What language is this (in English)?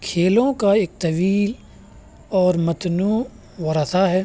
Urdu